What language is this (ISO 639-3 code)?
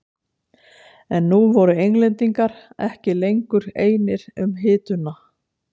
isl